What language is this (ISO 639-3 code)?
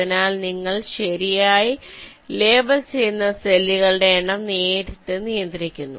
mal